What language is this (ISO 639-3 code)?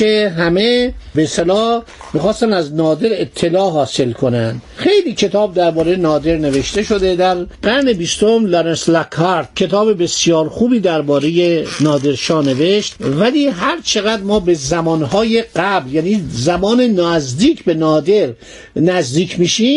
fas